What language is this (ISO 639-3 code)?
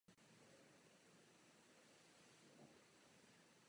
ces